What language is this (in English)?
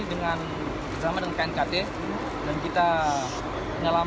Indonesian